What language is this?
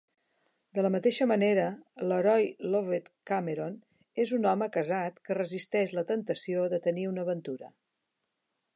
Catalan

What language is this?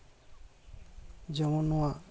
Santali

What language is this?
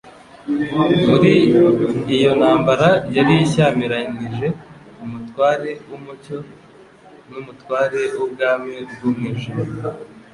Kinyarwanda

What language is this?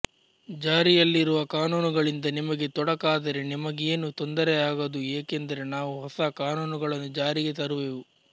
Kannada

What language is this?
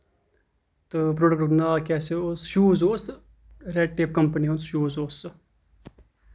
Kashmiri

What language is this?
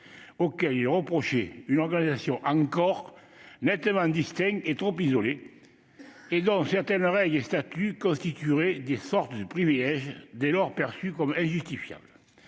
French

